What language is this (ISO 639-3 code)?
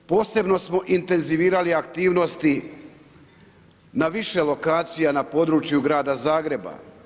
hrv